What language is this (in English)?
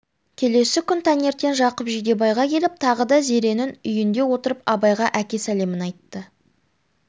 Kazakh